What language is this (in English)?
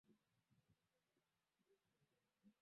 Swahili